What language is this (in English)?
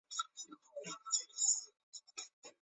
Chinese